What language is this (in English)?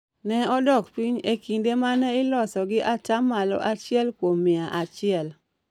Luo (Kenya and Tanzania)